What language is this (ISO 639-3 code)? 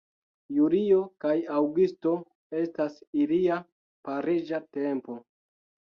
epo